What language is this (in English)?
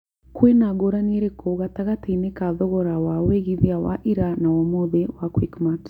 Kikuyu